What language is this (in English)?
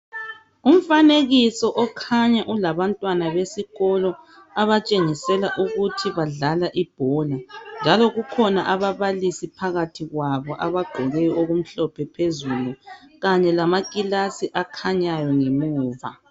North Ndebele